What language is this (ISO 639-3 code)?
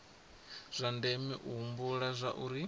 ven